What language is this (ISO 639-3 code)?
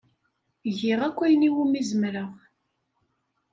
kab